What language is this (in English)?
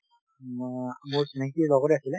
Assamese